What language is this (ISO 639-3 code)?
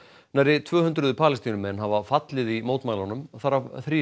isl